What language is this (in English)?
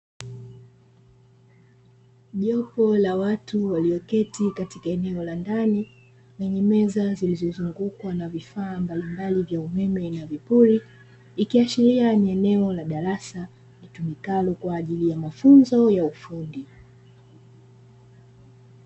Swahili